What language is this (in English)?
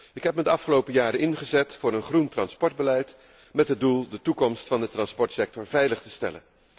Dutch